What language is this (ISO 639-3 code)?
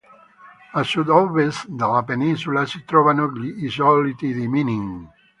ita